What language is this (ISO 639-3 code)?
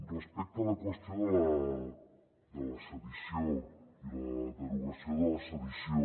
cat